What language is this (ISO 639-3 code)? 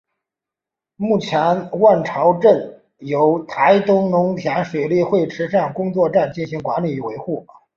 zho